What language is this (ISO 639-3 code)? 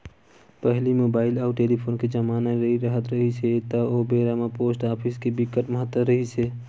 hne